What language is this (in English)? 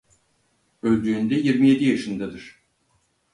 Turkish